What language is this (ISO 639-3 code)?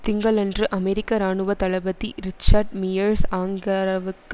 tam